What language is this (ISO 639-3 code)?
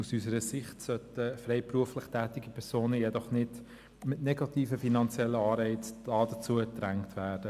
gsw